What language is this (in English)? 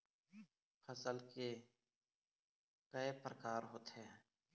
Chhattisgarhi